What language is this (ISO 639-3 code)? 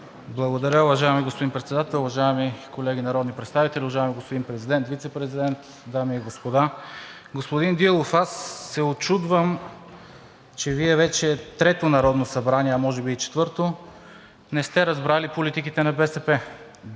bul